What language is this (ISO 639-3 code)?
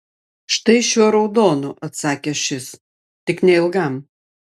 lit